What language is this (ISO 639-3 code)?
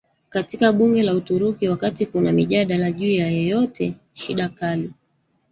swa